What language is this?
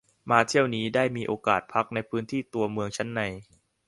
Thai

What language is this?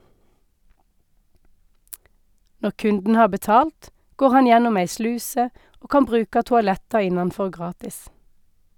Norwegian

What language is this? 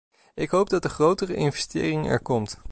Dutch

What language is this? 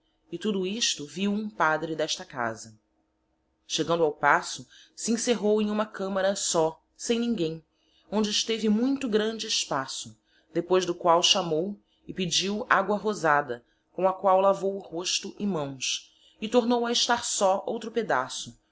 Portuguese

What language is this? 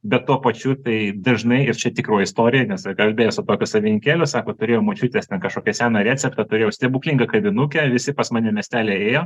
Lithuanian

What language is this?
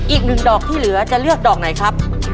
Thai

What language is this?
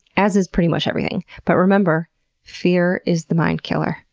English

